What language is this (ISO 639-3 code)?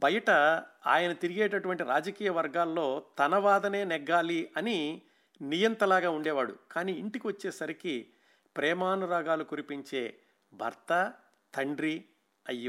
tel